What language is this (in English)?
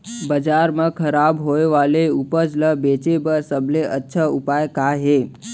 Chhattisgarhi